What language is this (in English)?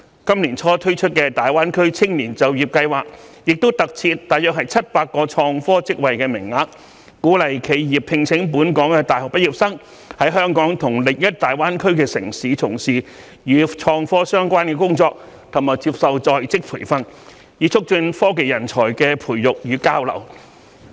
Cantonese